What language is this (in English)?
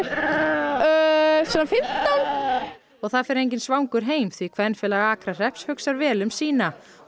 Icelandic